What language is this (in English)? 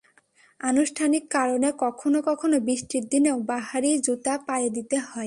Bangla